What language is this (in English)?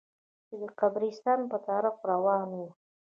Pashto